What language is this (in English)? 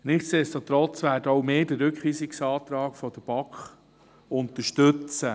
Swiss German